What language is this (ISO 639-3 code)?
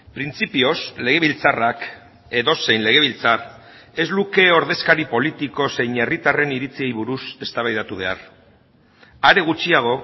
eus